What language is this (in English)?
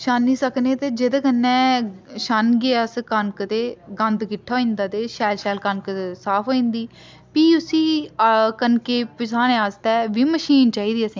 Dogri